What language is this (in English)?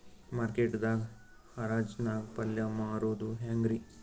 Kannada